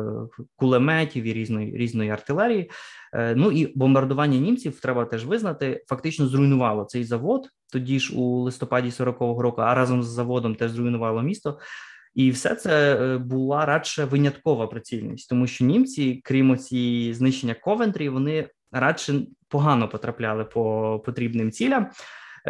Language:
Ukrainian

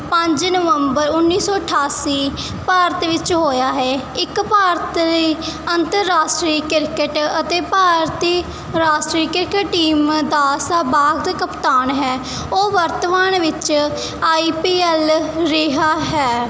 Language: Punjabi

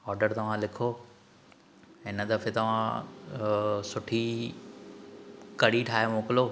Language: Sindhi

